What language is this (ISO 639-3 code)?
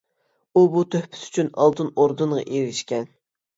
uig